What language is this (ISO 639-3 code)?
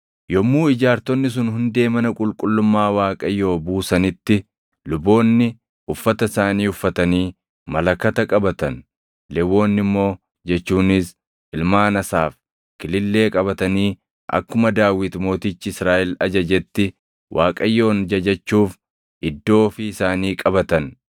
orm